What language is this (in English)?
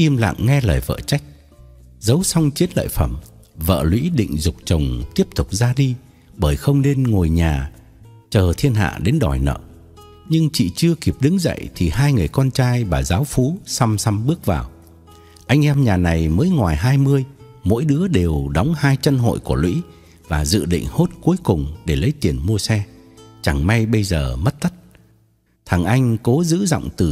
Vietnamese